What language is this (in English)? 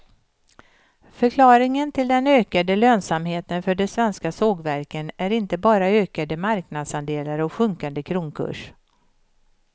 Swedish